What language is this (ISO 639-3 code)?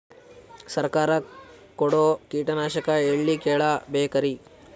kan